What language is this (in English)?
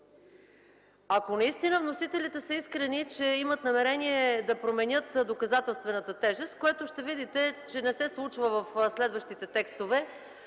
Bulgarian